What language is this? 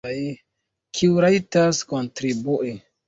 Esperanto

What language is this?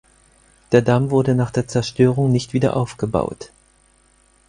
German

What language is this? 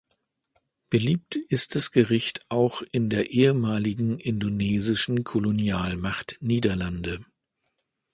German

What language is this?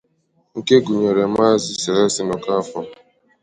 Igbo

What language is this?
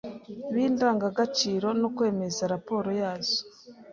Kinyarwanda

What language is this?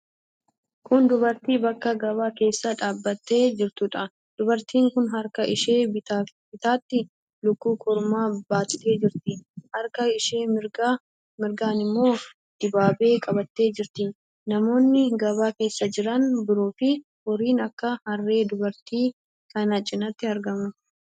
Oromo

